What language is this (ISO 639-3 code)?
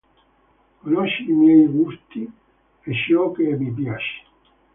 ita